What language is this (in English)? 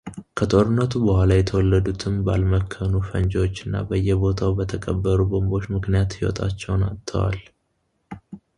Amharic